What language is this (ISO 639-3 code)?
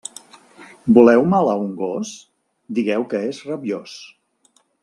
cat